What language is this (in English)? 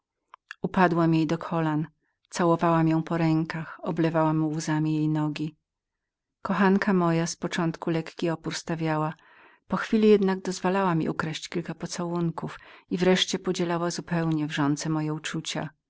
Polish